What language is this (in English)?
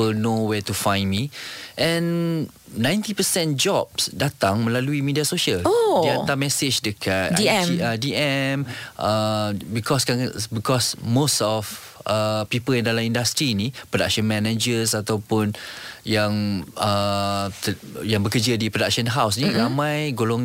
Malay